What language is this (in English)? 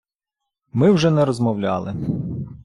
Ukrainian